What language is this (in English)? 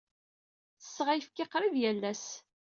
Kabyle